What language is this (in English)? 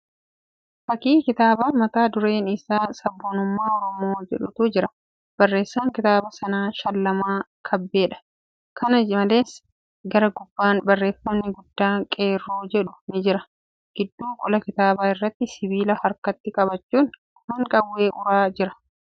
Oromo